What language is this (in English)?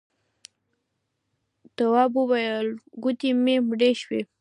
Pashto